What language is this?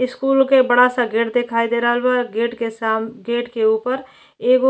Bhojpuri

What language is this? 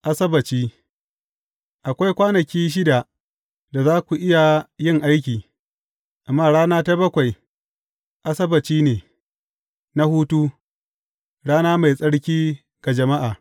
Hausa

